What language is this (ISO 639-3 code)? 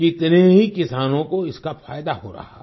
hin